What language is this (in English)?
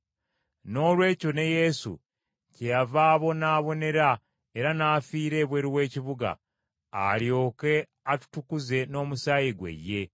Ganda